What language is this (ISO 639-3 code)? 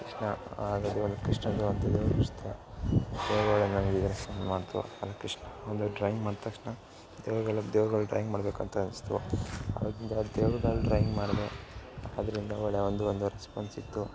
kan